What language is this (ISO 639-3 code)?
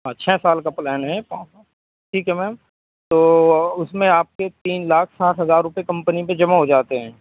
urd